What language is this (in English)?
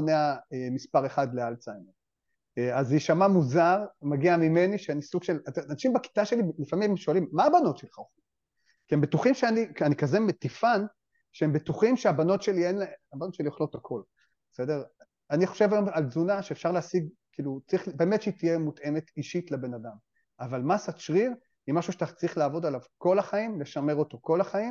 Hebrew